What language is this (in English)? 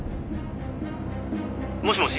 Japanese